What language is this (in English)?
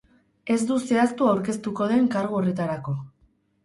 Basque